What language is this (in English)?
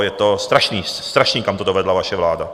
Czech